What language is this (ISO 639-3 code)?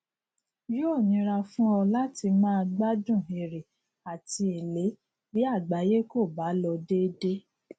yor